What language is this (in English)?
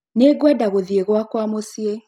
Kikuyu